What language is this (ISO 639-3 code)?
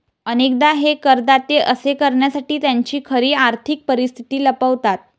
mar